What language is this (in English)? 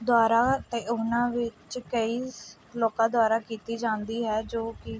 Punjabi